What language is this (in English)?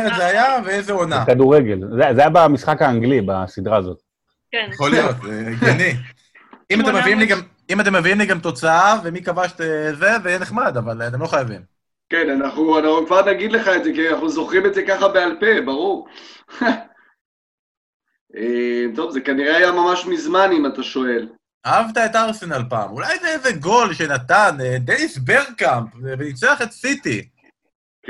Hebrew